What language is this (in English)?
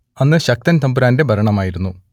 Malayalam